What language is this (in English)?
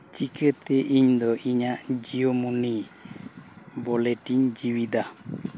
Santali